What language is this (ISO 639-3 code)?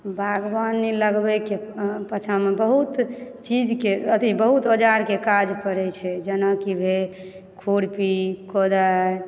mai